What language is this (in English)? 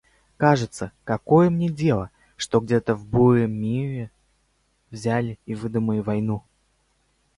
Russian